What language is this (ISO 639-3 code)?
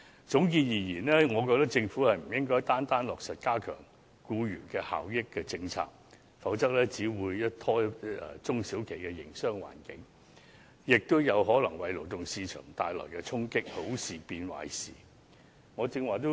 yue